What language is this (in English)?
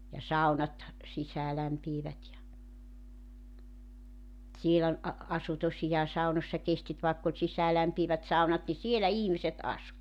Finnish